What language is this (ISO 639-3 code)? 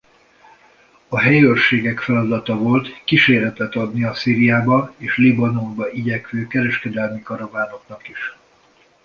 hun